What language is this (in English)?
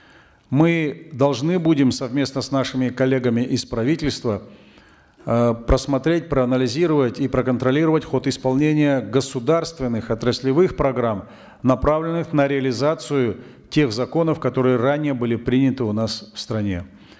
Kazakh